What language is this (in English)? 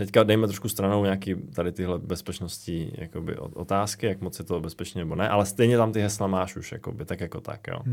Czech